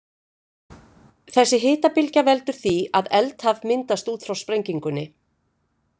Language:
Icelandic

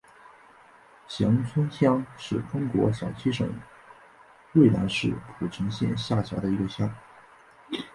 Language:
Chinese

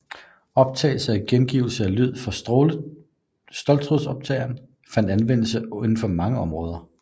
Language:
Danish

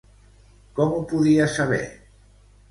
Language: Catalan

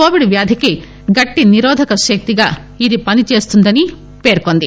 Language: Telugu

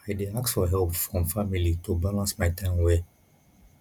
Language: Nigerian Pidgin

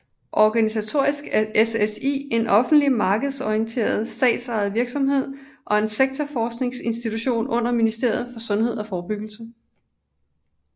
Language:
Danish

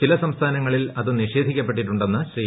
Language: Malayalam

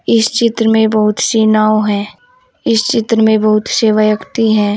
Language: Hindi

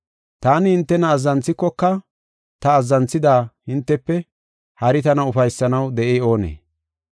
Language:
Gofa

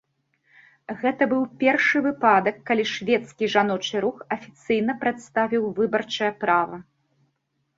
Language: Belarusian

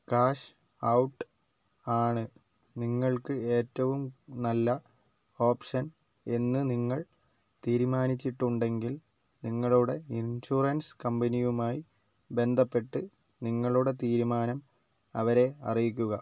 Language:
Malayalam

